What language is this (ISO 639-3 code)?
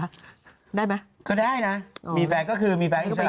tha